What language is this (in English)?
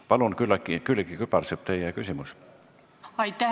Estonian